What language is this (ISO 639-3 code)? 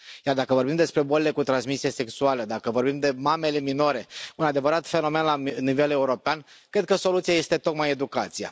ron